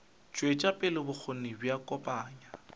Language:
Northern Sotho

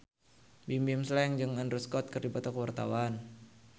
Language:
Sundanese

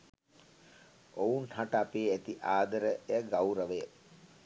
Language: Sinhala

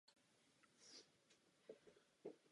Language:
Czech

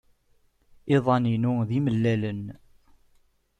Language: Kabyle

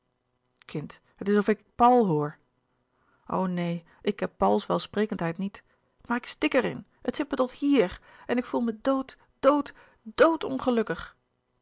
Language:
Dutch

